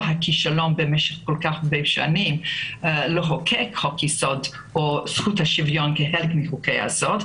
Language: Hebrew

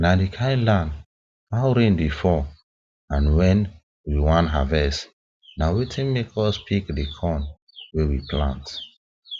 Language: Nigerian Pidgin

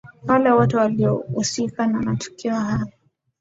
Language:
Swahili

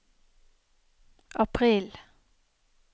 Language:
Norwegian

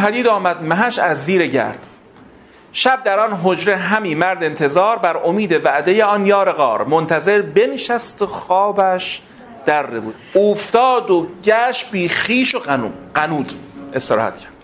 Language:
Persian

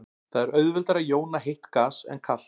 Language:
Icelandic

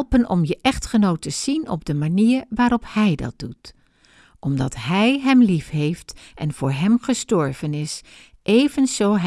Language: Dutch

